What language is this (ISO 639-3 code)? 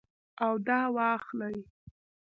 pus